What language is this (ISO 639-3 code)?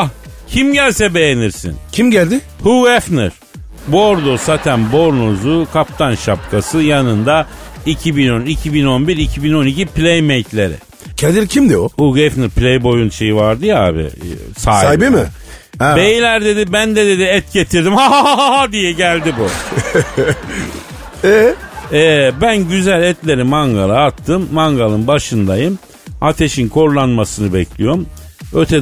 tur